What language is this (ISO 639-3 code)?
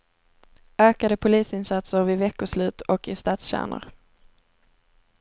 swe